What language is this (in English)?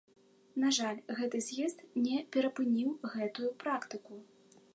Belarusian